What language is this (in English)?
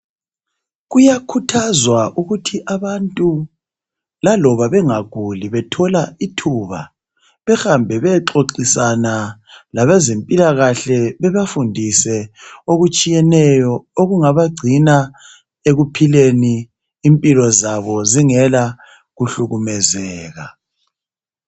North Ndebele